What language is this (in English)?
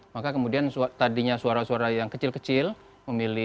Indonesian